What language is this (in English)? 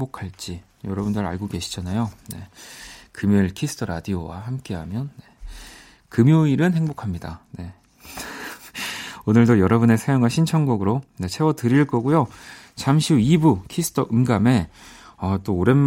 Korean